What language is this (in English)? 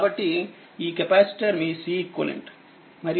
Telugu